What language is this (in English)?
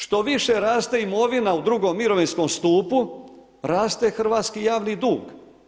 Croatian